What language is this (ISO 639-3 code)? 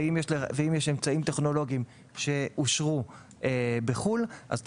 heb